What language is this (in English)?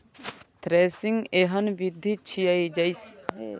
Maithili